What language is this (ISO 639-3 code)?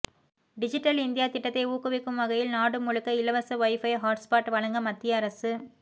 tam